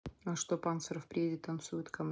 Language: Russian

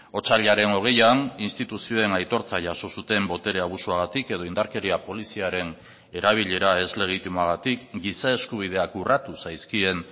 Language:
Basque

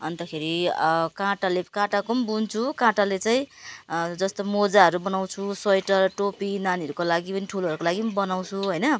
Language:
Nepali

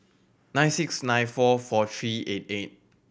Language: English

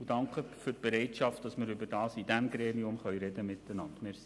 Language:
Swiss German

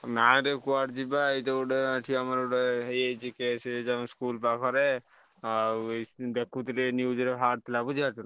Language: Odia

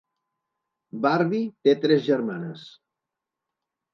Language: Catalan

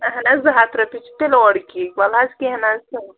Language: Kashmiri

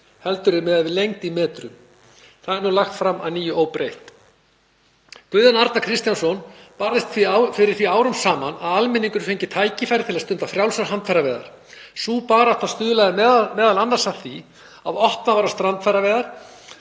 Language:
Icelandic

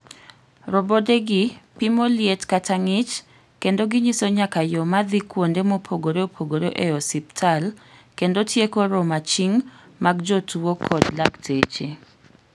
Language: Luo (Kenya and Tanzania)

